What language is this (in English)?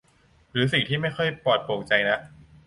Thai